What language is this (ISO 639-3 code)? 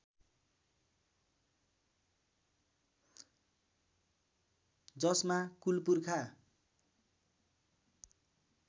nep